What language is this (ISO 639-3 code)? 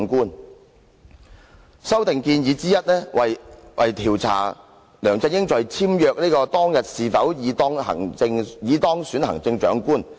yue